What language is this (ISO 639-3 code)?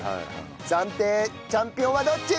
jpn